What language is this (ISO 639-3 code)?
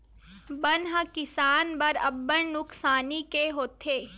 hne